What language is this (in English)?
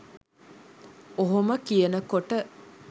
Sinhala